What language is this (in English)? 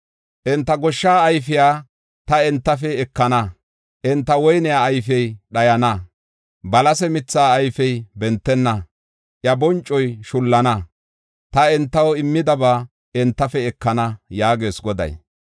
Gofa